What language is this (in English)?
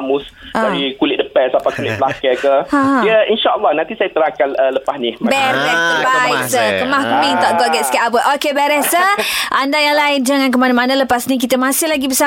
Malay